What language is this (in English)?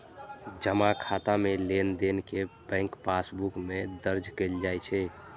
Maithili